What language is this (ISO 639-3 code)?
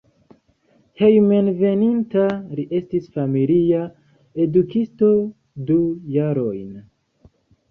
epo